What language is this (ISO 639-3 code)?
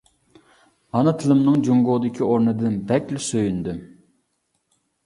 uig